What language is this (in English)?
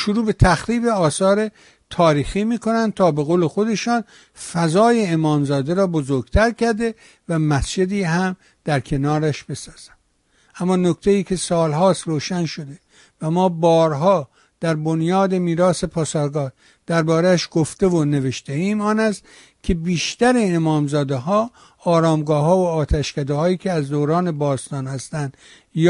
Persian